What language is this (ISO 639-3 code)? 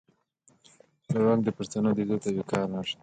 pus